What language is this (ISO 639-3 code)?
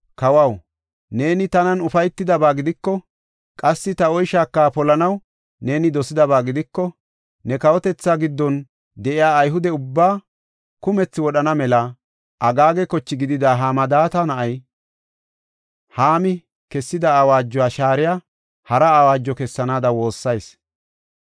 gof